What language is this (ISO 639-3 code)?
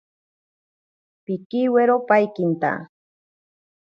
prq